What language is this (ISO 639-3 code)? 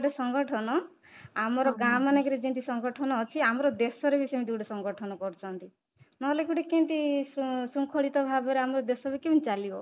ori